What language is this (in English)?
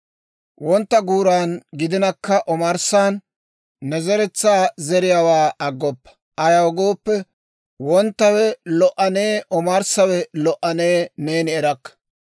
Dawro